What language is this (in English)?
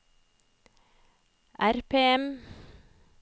Norwegian